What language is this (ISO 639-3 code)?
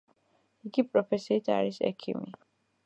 kat